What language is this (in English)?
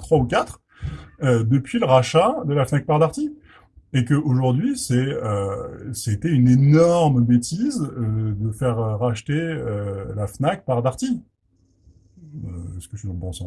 French